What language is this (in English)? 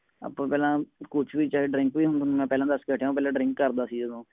Punjabi